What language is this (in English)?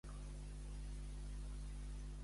Catalan